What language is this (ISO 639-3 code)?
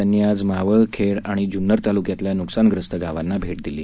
mar